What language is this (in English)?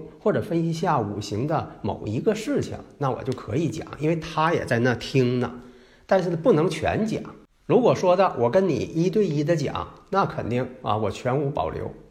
Chinese